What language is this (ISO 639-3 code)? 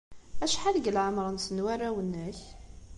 kab